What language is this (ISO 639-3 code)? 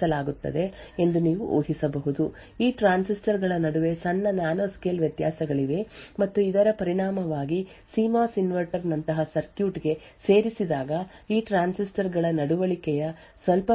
kan